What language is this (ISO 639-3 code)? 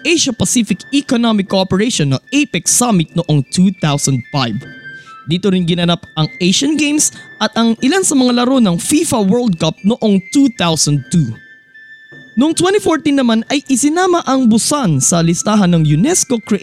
fil